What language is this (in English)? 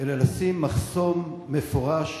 Hebrew